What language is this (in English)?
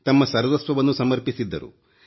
Kannada